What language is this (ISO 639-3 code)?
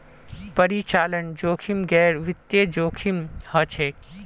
mag